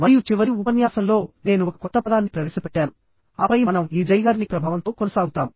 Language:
Telugu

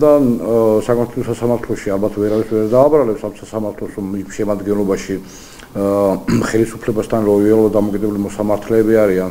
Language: Romanian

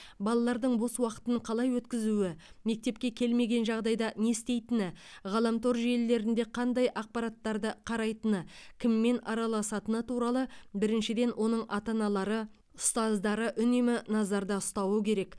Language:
Kazakh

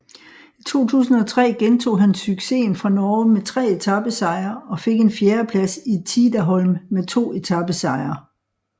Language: Danish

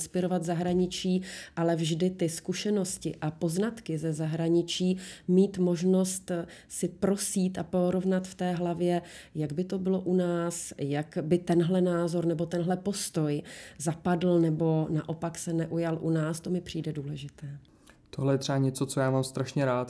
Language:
Czech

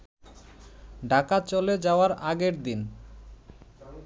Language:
Bangla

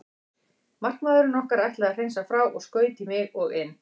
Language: Icelandic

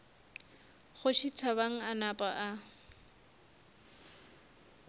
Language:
Northern Sotho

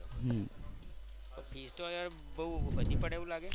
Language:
Gujarati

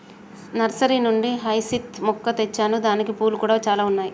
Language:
Telugu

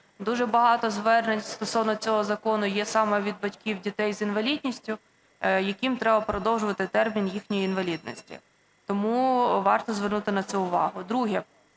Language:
Ukrainian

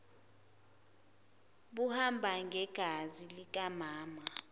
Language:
Zulu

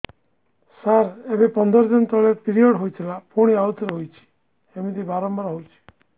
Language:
Odia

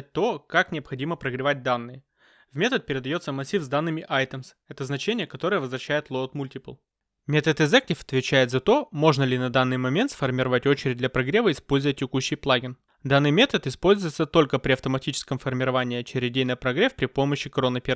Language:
Russian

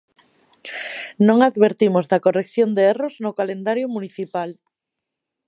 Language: Galician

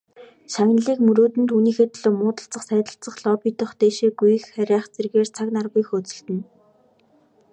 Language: Mongolian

